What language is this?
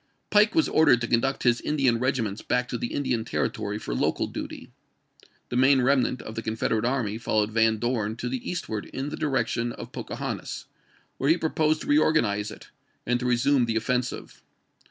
English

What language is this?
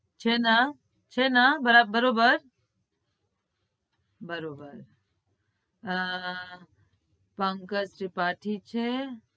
Gujarati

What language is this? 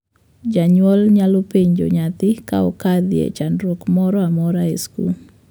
Luo (Kenya and Tanzania)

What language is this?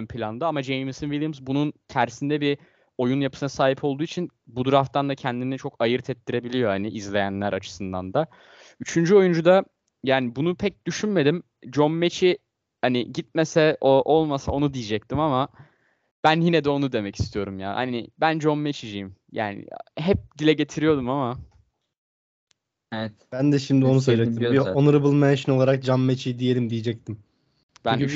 Turkish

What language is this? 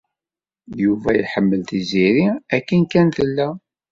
Kabyle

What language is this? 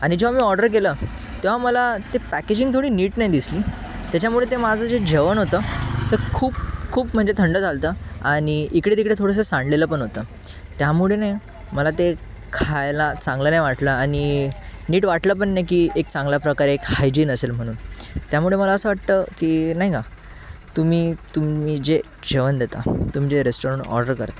Marathi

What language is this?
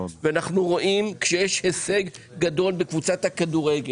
Hebrew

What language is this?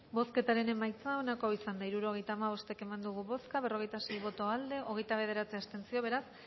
Basque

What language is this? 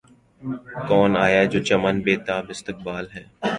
Urdu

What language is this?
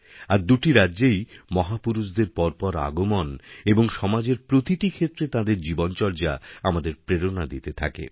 Bangla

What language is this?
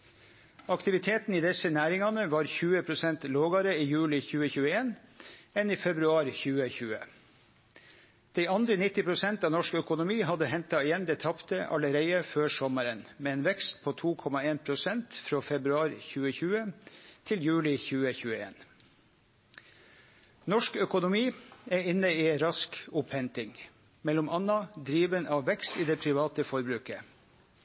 Norwegian Nynorsk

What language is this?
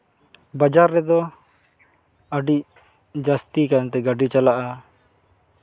Santali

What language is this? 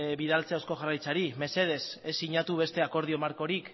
Basque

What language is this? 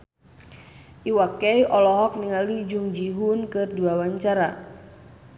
Sundanese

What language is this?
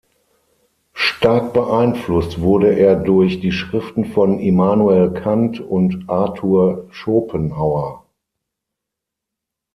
German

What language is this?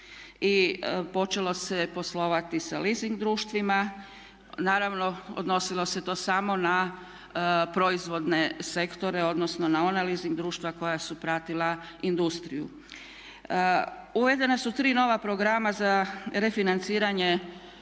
Croatian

